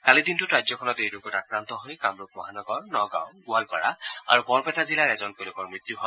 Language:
Assamese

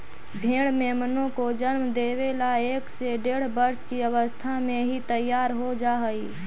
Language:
Magahi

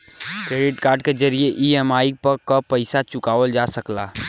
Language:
Bhojpuri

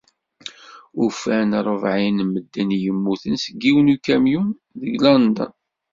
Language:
Kabyle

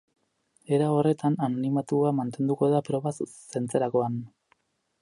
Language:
Basque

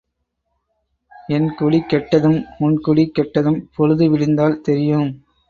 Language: Tamil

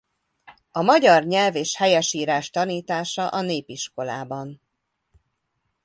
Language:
Hungarian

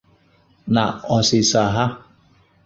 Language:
Igbo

